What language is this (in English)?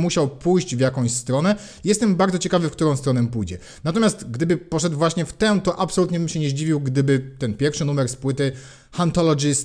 Polish